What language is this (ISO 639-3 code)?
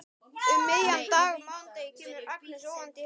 isl